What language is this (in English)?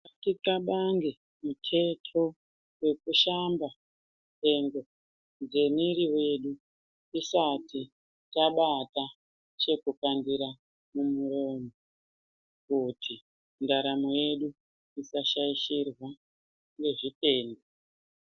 Ndau